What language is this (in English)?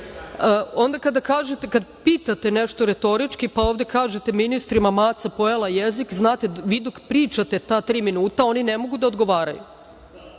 Serbian